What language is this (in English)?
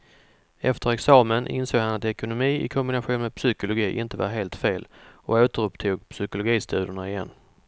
Swedish